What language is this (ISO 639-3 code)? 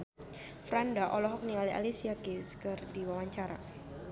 sun